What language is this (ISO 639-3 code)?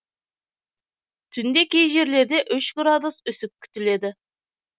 kaz